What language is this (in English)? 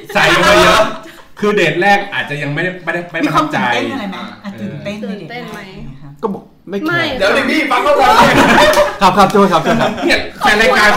Thai